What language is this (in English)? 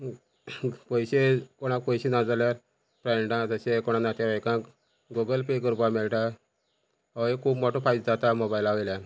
Konkani